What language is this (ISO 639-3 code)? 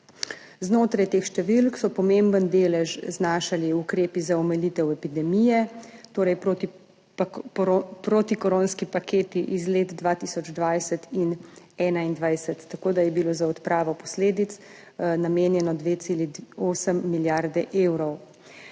slv